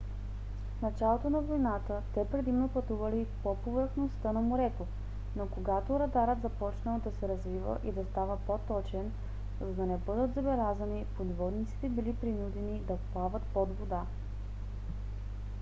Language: Bulgarian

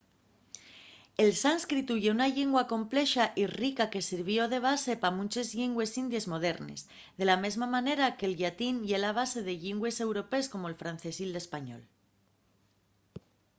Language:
Asturian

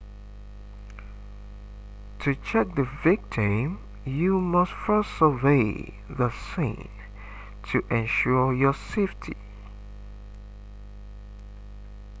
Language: English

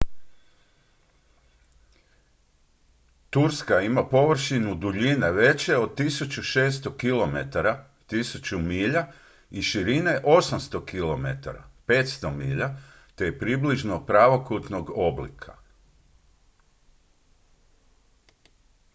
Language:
Croatian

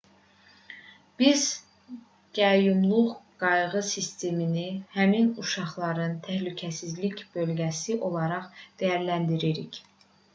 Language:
Azerbaijani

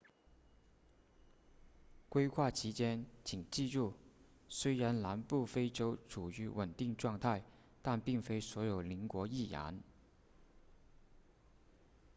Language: Chinese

